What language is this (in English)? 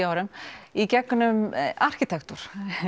Icelandic